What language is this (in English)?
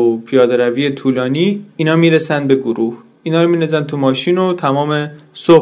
Persian